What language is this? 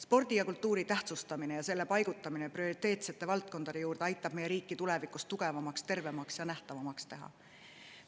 Estonian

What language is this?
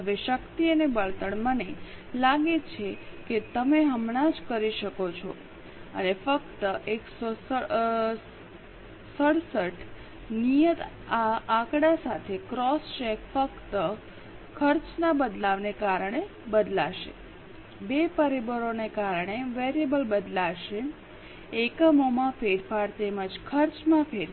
Gujarati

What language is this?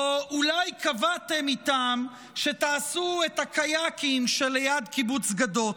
Hebrew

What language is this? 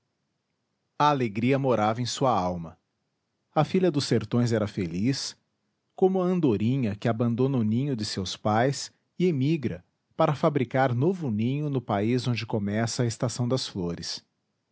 Portuguese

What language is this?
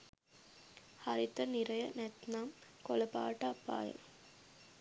Sinhala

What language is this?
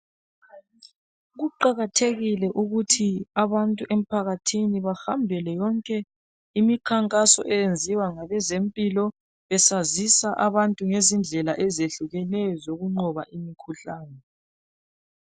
North Ndebele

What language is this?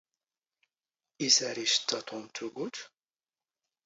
Standard Moroccan Tamazight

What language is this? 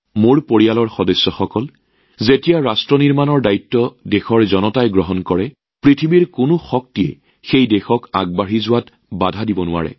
Assamese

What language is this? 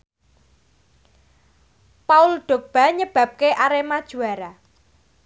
Javanese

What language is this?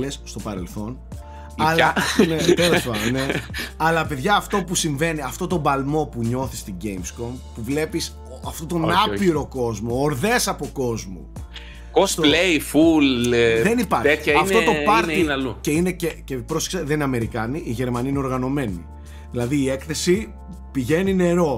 Greek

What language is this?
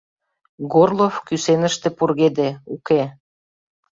Mari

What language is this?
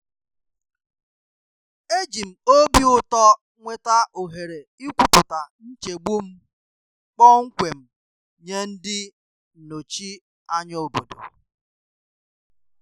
Igbo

